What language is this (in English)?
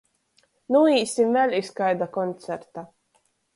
Latgalian